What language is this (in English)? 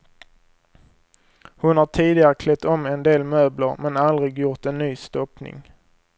Swedish